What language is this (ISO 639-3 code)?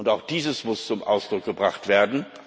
deu